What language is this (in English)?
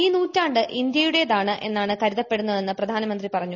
Malayalam